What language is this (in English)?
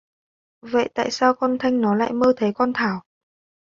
Vietnamese